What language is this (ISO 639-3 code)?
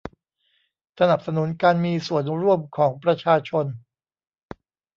tha